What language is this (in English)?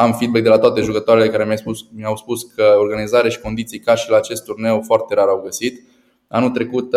Romanian